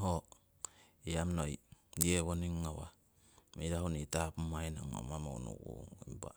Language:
Siwai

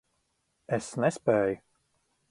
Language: Latvian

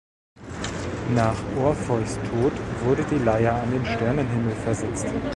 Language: German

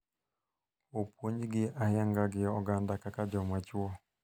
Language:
Luo (Kenya and Tanzania)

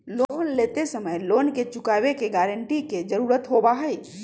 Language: Magahi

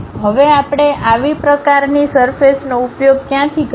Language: Gujarati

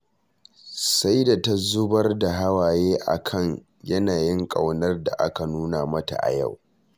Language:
Hausa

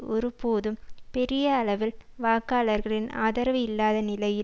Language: Tamil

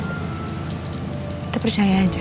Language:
Indonesian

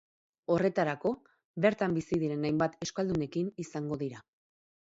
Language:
Basque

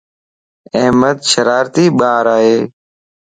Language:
Lasi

